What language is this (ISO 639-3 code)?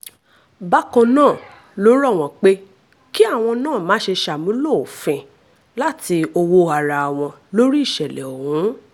yor